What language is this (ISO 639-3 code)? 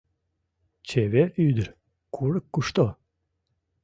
chm